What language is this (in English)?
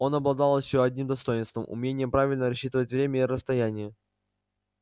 Russian